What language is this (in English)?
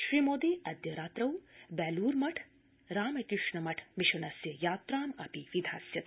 Sanskrit